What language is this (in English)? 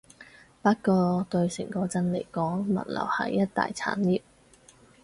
Cantonese